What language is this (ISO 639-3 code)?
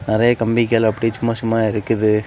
tam